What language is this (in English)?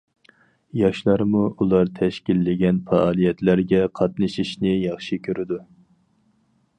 Uyghur